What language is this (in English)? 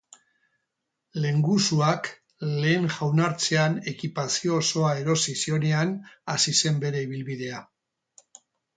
Basque